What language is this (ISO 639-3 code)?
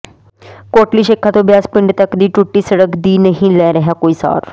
pan